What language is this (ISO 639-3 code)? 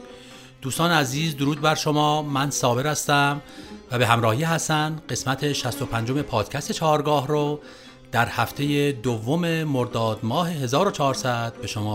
fas